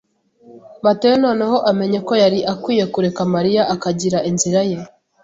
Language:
Kinyarwanda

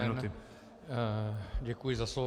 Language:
Czech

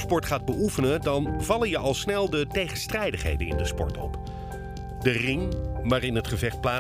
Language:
Dutch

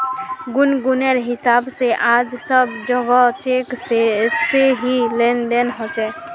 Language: Magahi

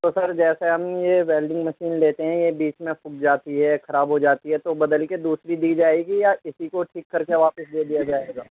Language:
Urdu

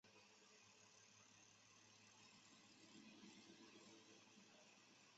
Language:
Chinese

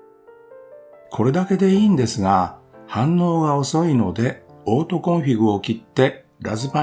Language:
Japanese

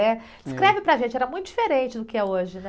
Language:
Portuguese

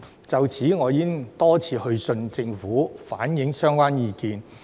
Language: Cantonese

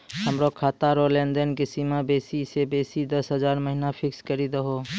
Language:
Maithili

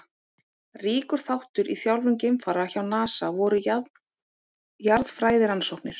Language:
Icelandic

